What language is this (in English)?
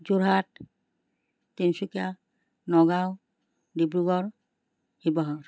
Assamese